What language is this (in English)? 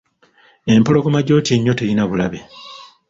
Ganda